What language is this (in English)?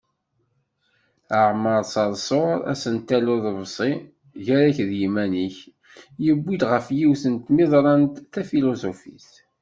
Kabyle